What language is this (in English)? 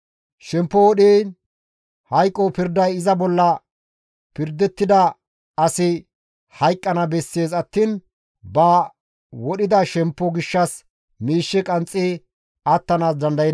Gamo